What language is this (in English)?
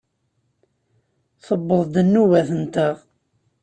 Kabyle